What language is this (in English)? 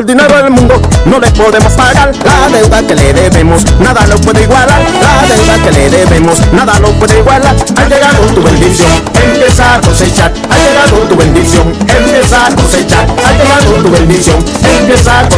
Spanish